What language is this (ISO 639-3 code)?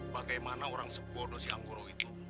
ind